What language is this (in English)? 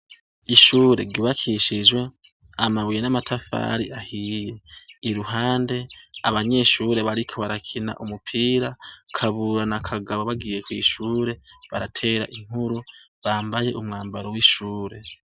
Rundi